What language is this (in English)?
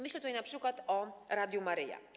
Polish